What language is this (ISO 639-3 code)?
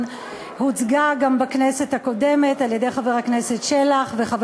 heb